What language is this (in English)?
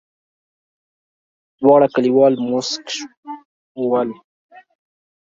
Pashto